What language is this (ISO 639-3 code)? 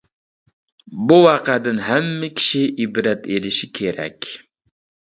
uig